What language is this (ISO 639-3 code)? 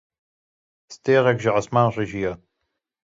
kur